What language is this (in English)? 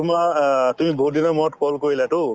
Assamese